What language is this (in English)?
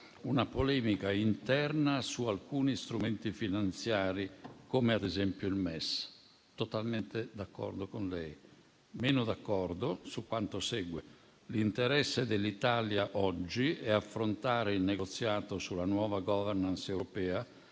Italian